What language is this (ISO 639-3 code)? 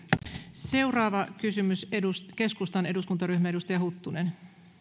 fin